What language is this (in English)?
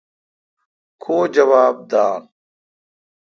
Kalkoti